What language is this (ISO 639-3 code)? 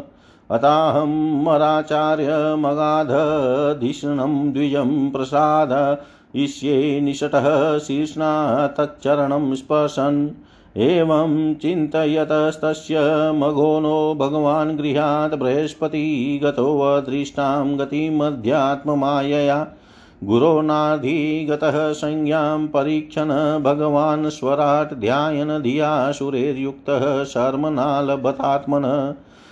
hin